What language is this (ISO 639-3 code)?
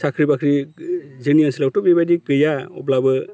brx